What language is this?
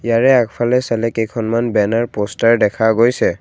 Assamese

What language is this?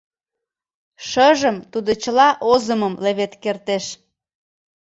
Mari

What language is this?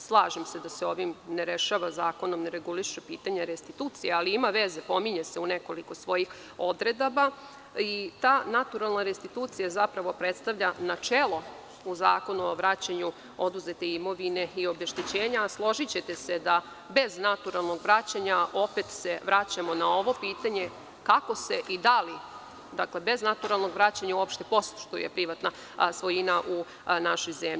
Serbian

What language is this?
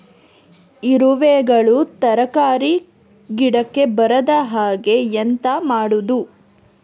Kannada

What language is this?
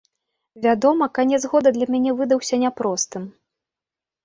Belarusian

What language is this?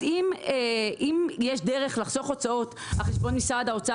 Hebrew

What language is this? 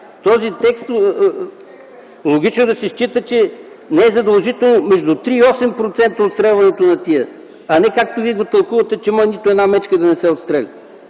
Bulgarian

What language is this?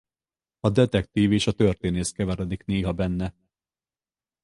Hungarian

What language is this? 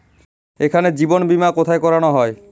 Bangla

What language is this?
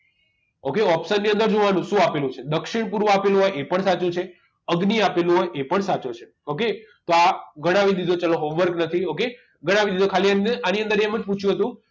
Gujarati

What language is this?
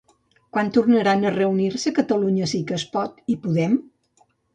Catalan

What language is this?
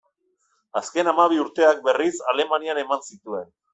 Basque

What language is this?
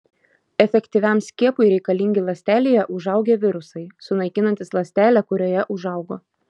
Lithuanian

